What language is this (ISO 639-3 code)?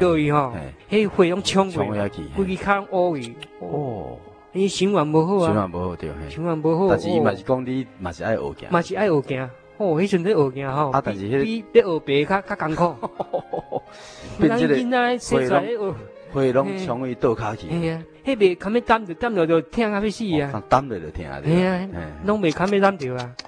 zho